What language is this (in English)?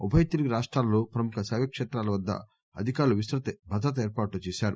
Telugu